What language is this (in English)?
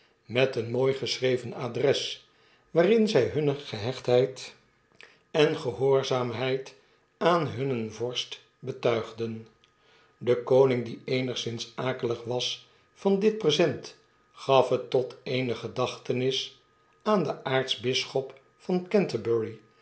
Dutch